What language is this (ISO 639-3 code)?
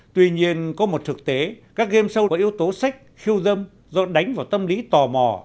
vie